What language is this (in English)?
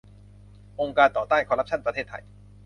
Thai